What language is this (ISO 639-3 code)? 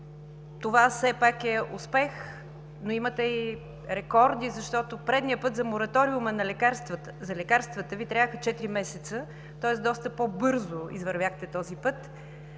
bul